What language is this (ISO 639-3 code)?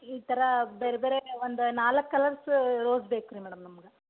kan